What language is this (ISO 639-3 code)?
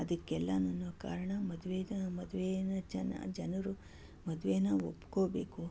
kan